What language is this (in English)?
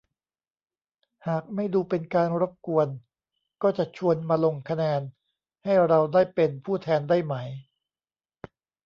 Thai